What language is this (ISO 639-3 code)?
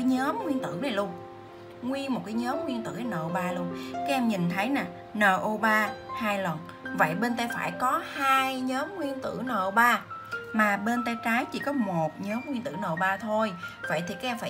vie